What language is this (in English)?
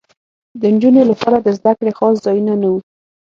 Pashto